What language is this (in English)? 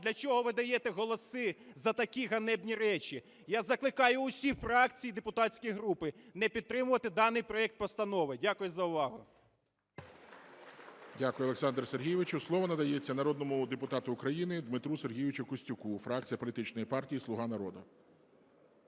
Ukrainian